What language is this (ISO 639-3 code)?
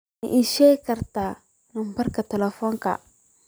som